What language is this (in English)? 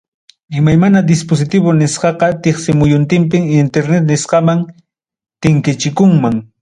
Ayacucho Quechua